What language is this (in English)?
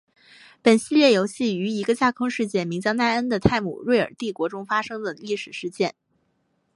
Chinese